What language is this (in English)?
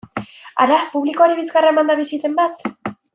Basque